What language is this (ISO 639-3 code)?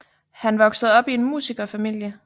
dan